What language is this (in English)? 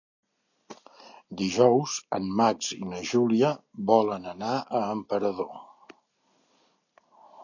Catalan